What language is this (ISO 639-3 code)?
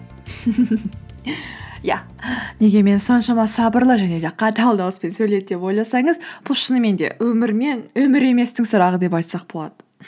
kaz